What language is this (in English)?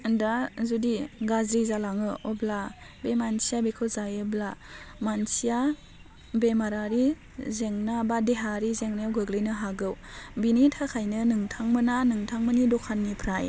Bodo